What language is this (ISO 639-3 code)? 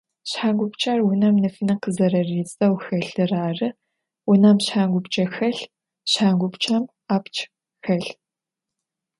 ady